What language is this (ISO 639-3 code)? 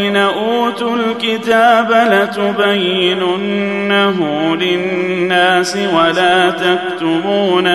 ara